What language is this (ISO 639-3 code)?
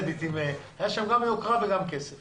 heb